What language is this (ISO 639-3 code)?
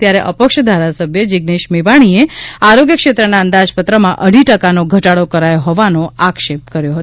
guj